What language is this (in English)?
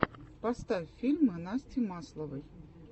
Russian